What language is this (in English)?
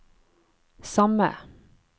Norwegian